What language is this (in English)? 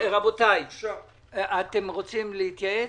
Hebrew